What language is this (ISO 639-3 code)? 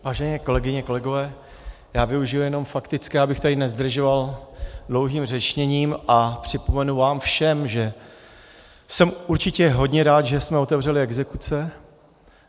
ces